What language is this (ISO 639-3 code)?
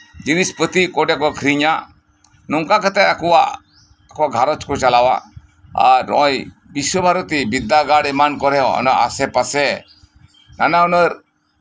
sat